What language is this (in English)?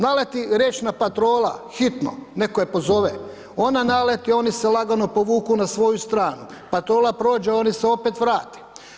Croatian